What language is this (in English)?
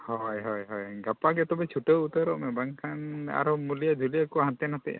Santali